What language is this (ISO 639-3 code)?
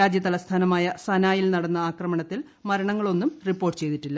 mal